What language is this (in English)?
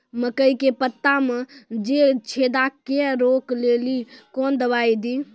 Maithili